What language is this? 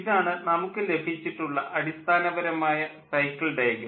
Malayalam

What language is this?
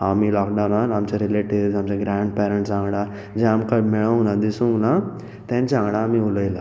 Konkani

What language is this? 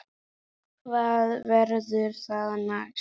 Icelandic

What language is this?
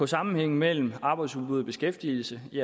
Danish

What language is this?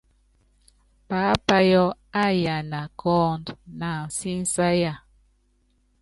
Yangben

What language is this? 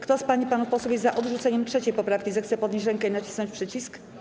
Polish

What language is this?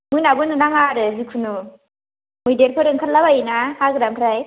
Bodo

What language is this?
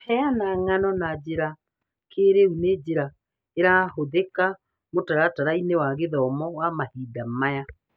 Kikuyu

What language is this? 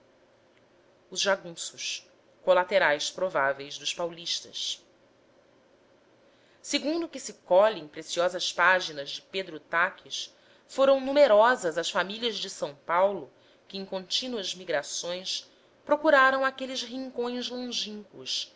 Portuguese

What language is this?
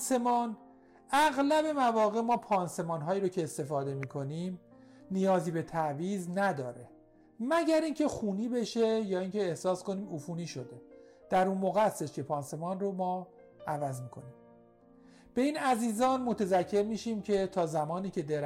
Persian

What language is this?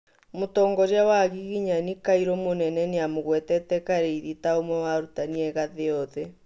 Kikuyu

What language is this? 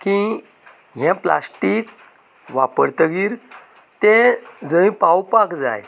Konkani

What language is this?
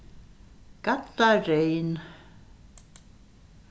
Faroese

